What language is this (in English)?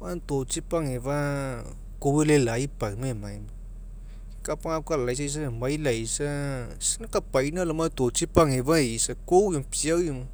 Mekeo